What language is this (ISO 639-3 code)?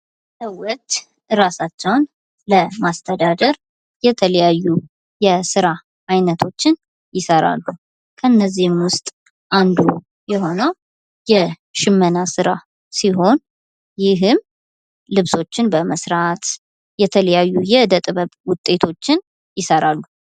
amh